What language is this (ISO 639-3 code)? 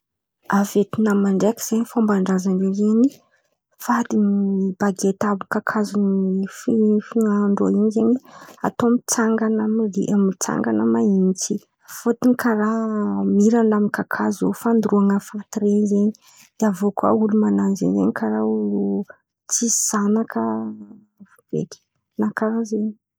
xmv